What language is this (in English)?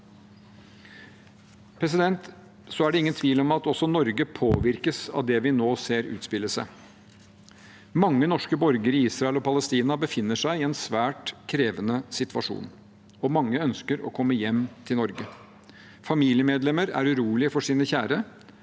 Norwegian